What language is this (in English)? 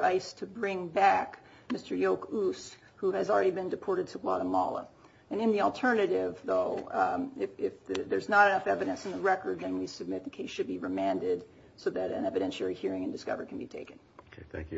English